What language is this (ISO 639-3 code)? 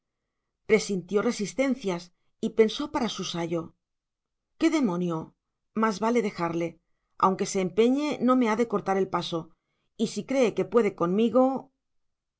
spa